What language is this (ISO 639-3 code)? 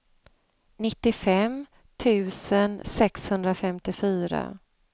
swe